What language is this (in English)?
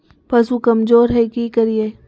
Magahi